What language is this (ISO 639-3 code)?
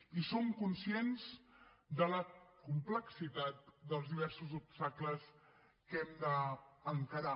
cat